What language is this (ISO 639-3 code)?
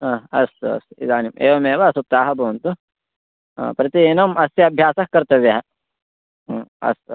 san